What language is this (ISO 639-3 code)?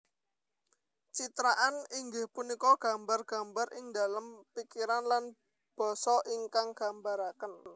jav